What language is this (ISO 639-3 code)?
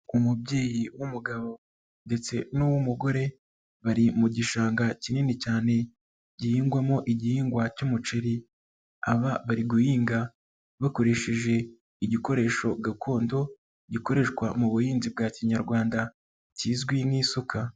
kin